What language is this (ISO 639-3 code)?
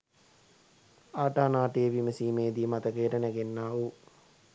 sin